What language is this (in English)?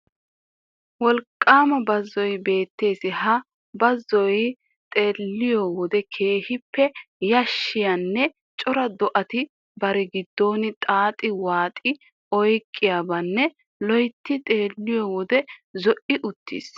Wolaytta